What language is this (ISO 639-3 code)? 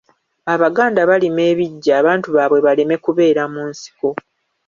lug